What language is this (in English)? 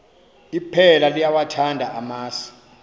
Xhosa